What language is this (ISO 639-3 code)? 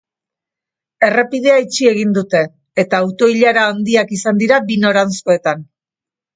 eus